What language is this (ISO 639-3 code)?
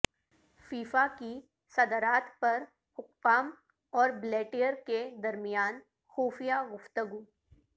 urd